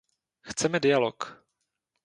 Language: Czech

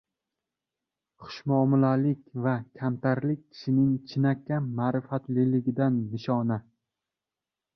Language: Uzbek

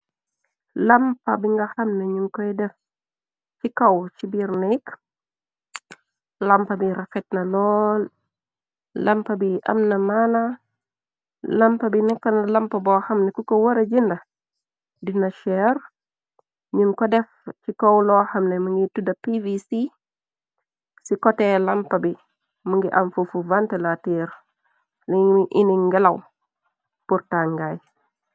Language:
Wolof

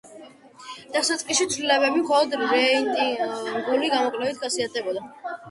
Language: Georgian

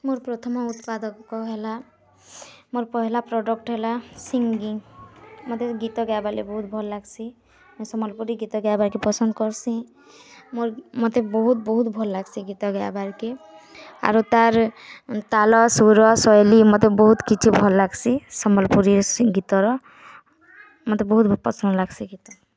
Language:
Odia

